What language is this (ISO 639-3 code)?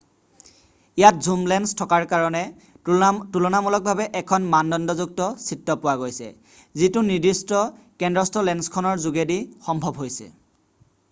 asm